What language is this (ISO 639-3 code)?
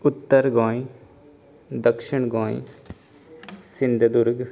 kok